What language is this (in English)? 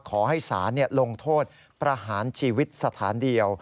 Thai